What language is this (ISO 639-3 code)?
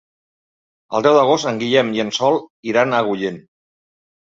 cat